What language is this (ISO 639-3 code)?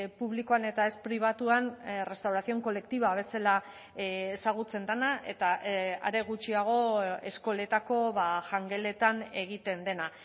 eus